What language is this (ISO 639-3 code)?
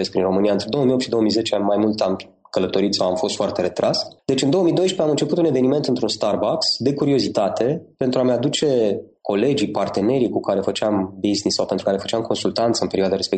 ron